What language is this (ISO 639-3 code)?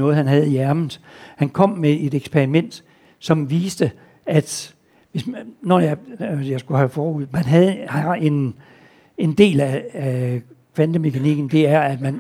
dan